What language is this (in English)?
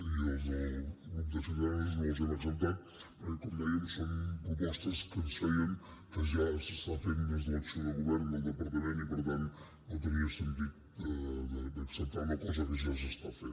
Catalan